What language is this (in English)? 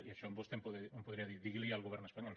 Catalan